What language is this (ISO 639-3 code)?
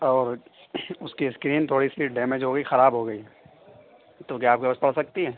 urd